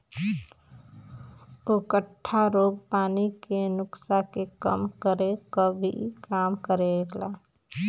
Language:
Bhojpuri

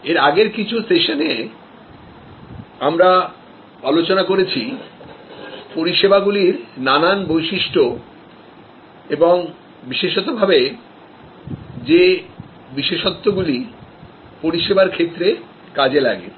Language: Bangla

